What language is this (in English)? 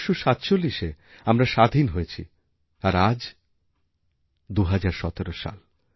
Bangla